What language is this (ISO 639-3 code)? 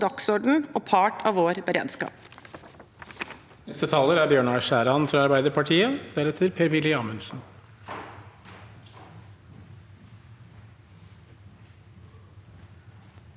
nor